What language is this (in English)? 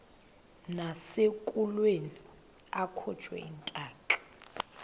Xhosa